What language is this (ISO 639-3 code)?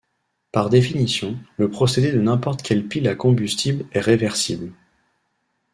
fra